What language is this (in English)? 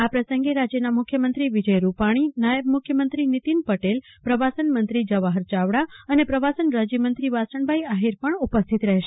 Gujarati